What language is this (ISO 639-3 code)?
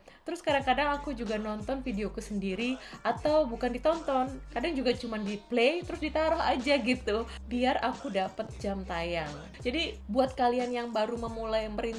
ind